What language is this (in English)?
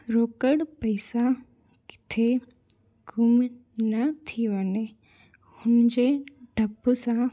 Sindhi